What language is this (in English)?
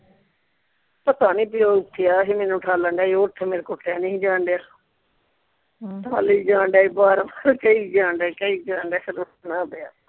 Punjabi